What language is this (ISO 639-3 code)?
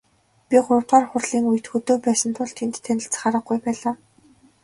mon